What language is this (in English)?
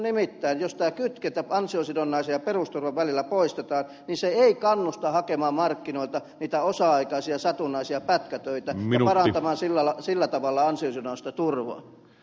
Finnish